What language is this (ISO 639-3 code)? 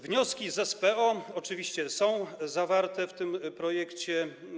pol